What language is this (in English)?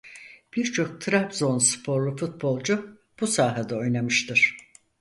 Turkish